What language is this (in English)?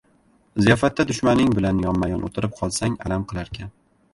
Uzbek